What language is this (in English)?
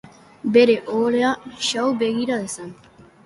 Basque